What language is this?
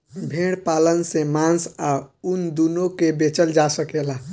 Bhojpuri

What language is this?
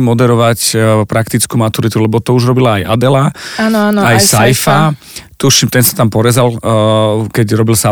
Slovak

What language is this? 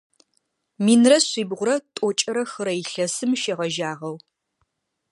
Adyghe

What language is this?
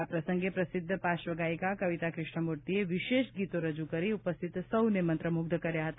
Gujarati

